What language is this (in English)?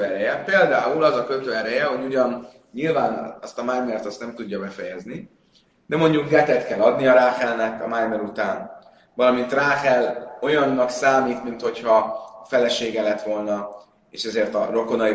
Hungarian